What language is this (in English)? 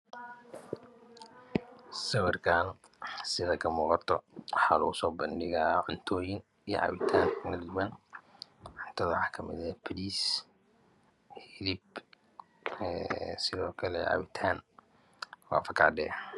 Somali